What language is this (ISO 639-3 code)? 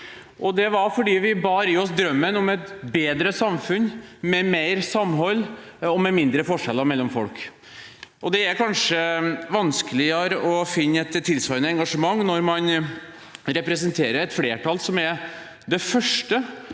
nor